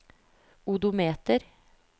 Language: Norwegian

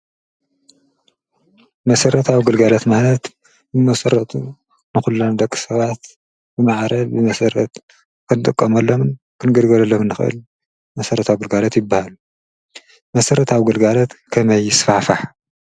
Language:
Tigrinya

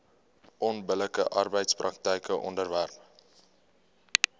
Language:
Afrikaans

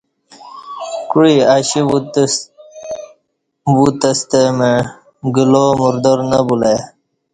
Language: Kati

